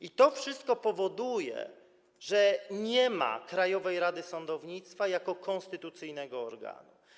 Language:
Polish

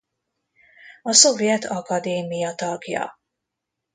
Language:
Hungarian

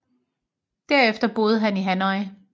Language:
Danish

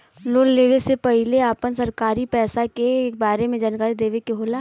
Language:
Bhojpuri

